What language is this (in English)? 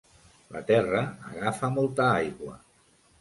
Catalan